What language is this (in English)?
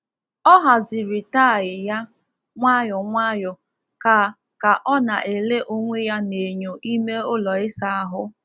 Igbo